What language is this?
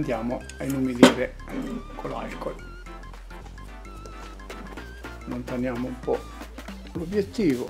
Italian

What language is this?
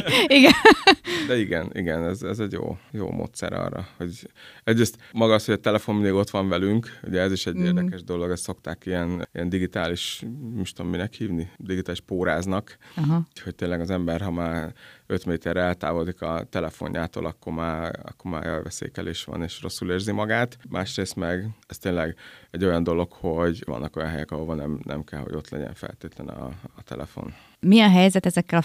Hungarian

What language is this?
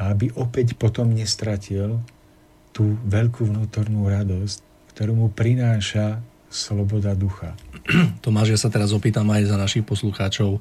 Slovak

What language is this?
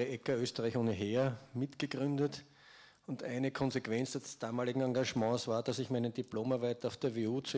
German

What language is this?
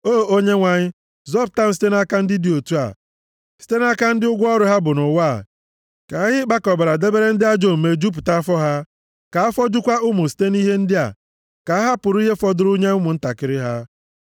Igbo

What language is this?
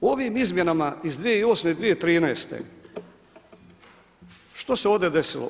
Croatian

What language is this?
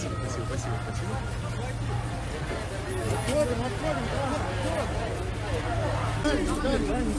Russian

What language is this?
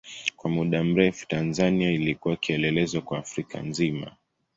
Swahili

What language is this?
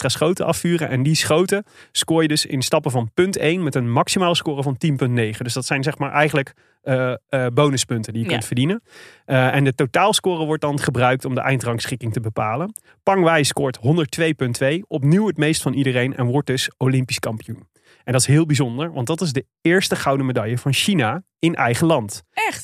Dutch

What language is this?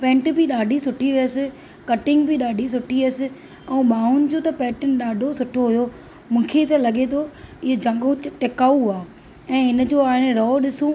Sindhi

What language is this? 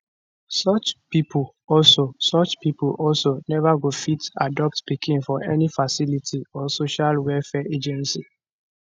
Nigerian Pidgin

